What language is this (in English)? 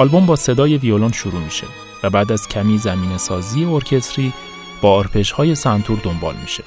Persian